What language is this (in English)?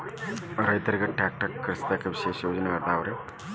Kannada